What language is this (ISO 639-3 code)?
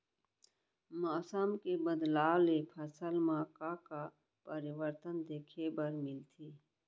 hne